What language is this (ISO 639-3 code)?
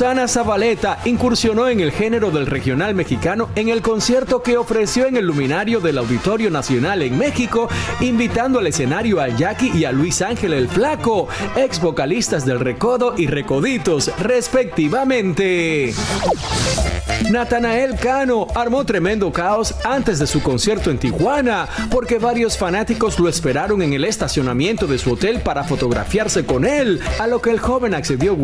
spa